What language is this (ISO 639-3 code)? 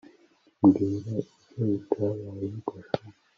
kin